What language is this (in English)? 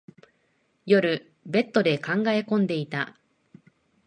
Japanese